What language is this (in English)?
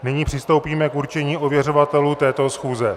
Czech